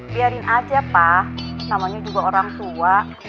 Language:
Indonesian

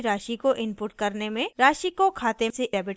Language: Hindi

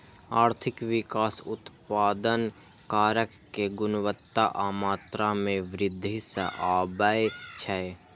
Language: Maithili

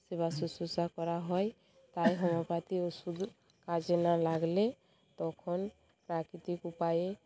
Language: Bangla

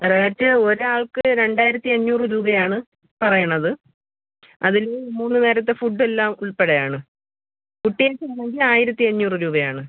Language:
Malayalam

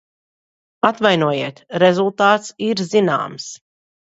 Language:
Latvian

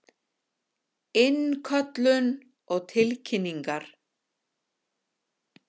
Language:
Icelandic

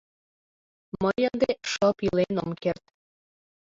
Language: Mari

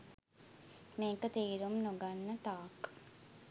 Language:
Sinhala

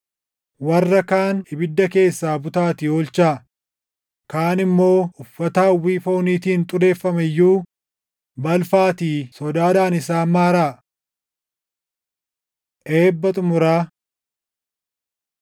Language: Oromo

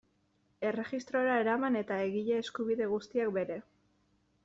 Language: Basque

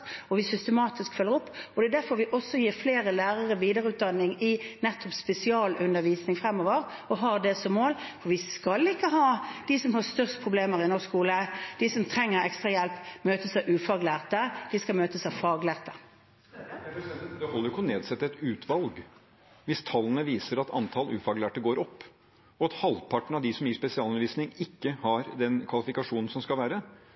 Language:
Norwegian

